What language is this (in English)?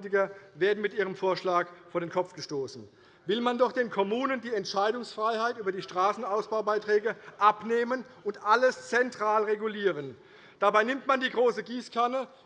German